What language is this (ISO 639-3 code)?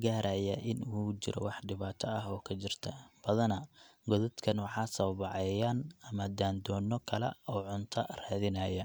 som